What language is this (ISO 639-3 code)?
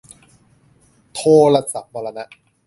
tha